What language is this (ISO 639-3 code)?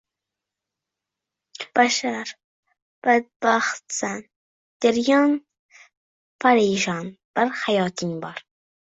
uzb